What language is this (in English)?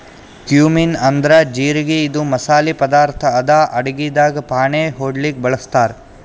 Kannada